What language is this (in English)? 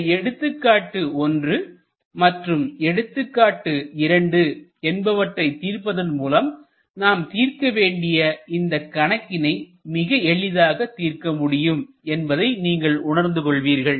Tamil